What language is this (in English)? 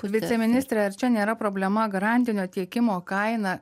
Lithuanian